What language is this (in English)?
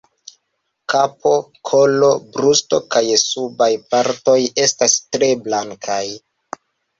Esperanto